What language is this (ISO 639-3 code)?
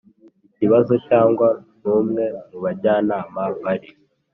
kin